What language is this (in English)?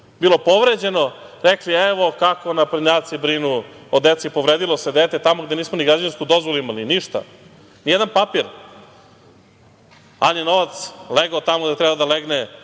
Serbian